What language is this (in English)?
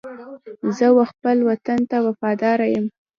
Pashto